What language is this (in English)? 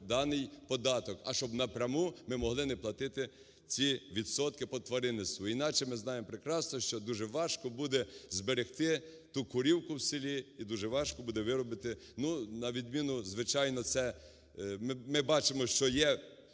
Ukrainian